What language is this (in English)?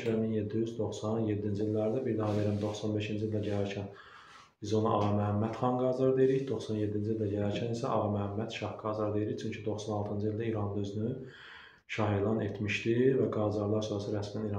Turkish